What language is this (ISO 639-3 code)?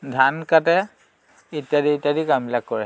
asm